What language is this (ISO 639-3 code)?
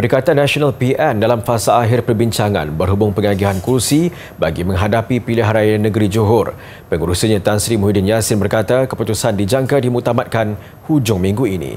msa